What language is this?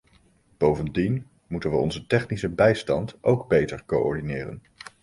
Dutch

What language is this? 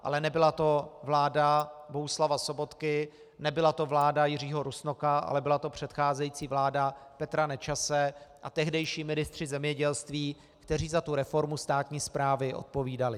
Czech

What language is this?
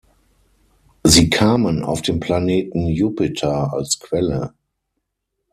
German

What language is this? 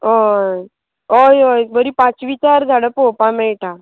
Konkani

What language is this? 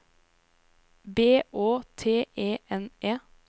Norwegian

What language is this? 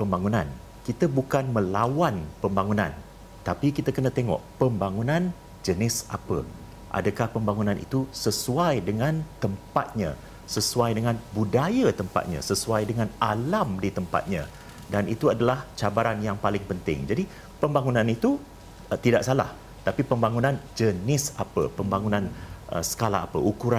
Malay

